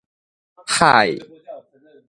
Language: Min Nan Chinese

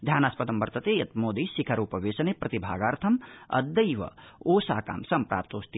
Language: Sanskrit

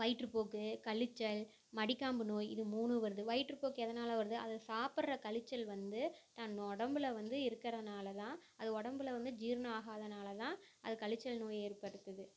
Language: Tamil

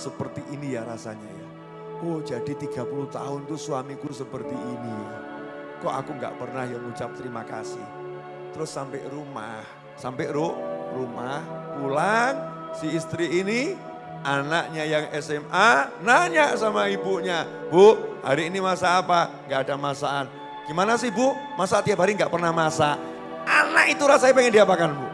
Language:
Indonesian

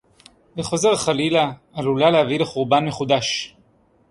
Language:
Hebrew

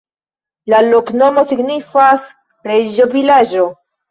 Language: Esperanto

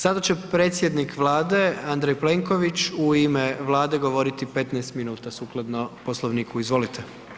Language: Croatian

